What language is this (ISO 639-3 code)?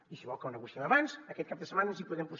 cat